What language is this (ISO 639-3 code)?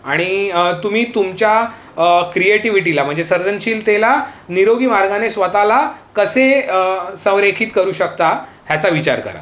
mar